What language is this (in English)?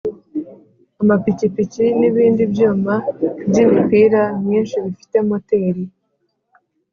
Kinyarwanda